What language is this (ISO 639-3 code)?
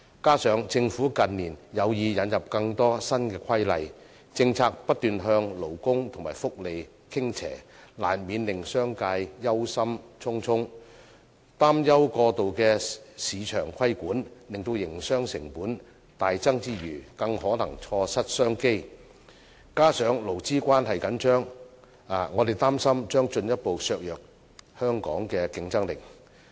yue